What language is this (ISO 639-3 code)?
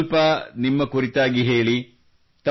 kan